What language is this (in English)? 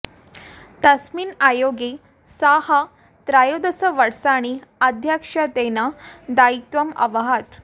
Sanskrit